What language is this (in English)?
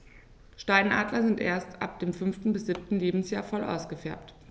German